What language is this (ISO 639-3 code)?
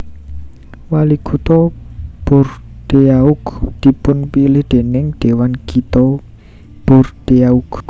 jav